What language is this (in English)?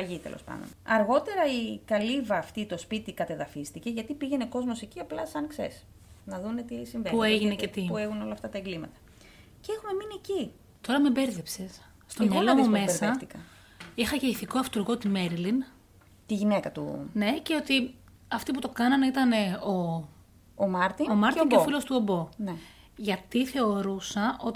Greek